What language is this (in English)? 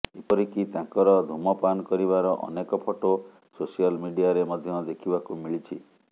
Odia